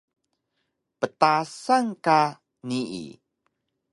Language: Taroko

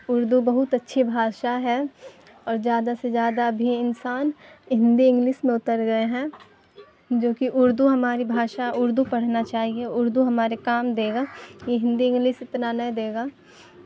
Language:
Urdu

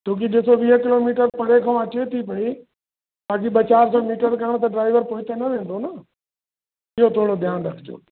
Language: Sindhi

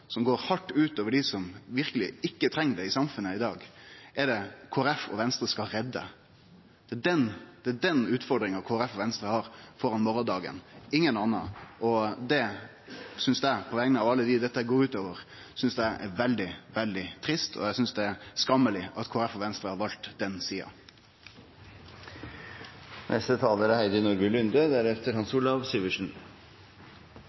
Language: Norwegian Nynorsk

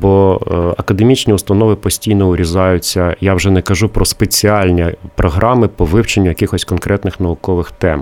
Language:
Ukrainian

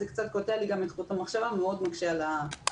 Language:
Hebrew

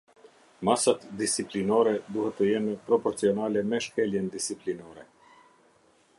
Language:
Albanian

